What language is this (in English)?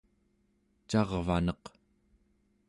Central Yupik